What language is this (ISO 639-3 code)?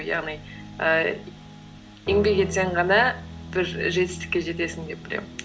kaz